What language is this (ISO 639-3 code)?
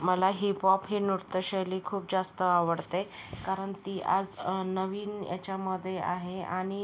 mar